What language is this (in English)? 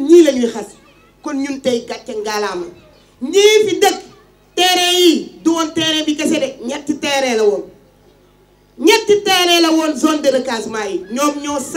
French